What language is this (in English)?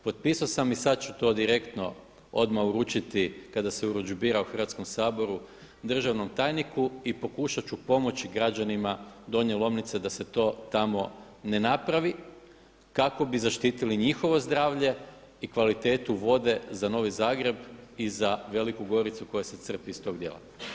Croatian